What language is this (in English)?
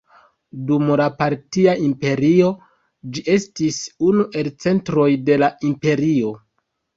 Esperanto